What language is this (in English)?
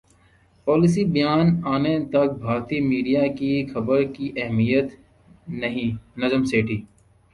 Urdu